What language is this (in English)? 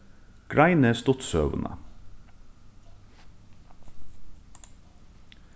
Faroese